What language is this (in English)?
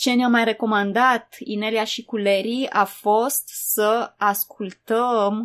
Romanian